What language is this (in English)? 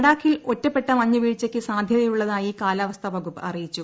Malayalam